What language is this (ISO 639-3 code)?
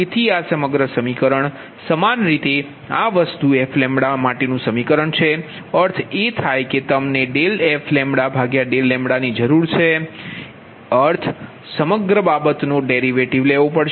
guj